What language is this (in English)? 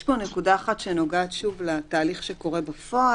Hebrew